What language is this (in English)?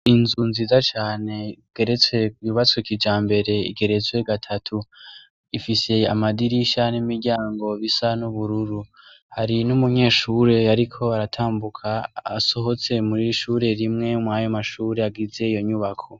Rundi